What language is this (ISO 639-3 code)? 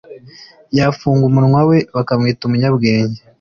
kin